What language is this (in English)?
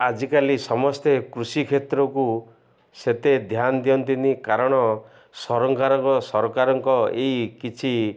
Odia